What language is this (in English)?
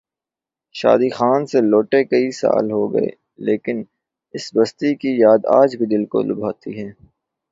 Urdu